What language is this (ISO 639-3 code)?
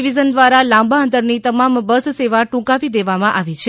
guj